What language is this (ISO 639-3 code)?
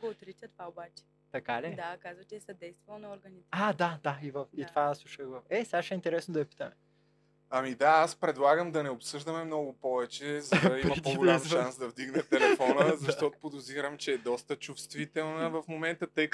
bul